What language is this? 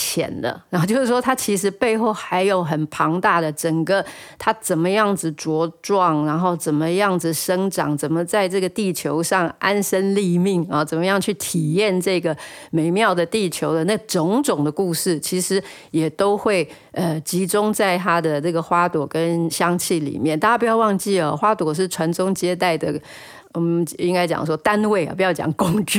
Chinese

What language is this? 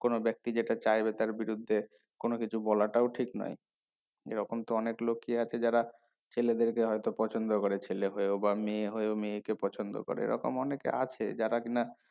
Bangla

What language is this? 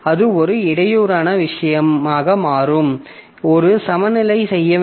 Tamil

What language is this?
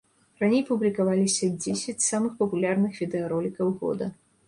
Belarusian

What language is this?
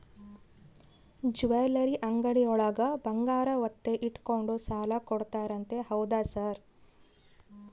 Kannada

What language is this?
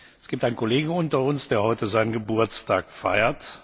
German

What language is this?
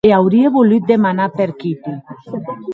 Occitan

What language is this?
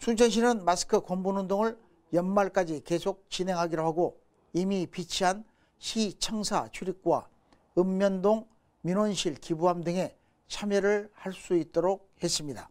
Korean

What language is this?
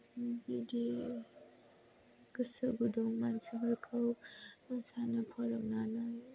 Bodo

